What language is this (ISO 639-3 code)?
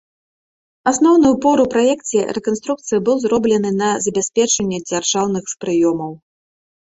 bel